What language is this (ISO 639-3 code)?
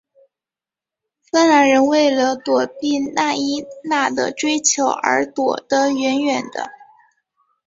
zho